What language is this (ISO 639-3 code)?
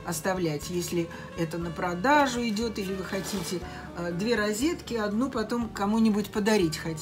rus